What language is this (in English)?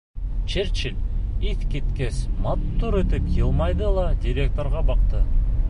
Bashkir